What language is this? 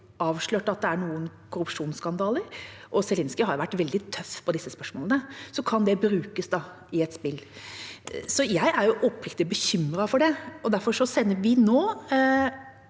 Norwegian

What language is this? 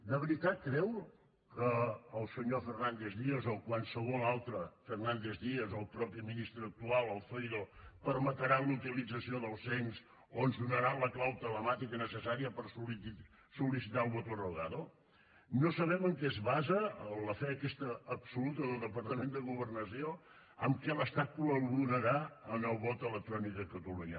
Catalan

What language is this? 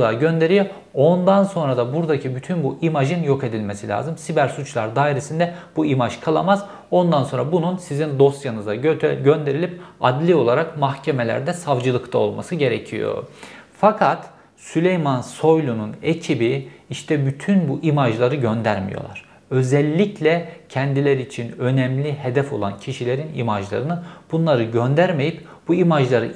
Turkish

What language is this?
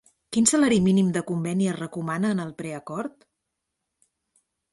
Catalan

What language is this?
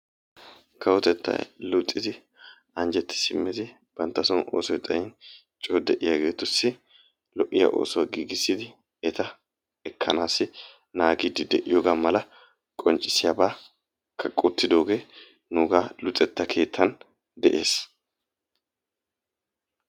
Wolaytta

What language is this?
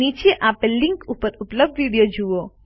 Gujarati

